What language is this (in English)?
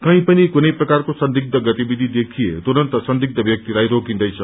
Nepali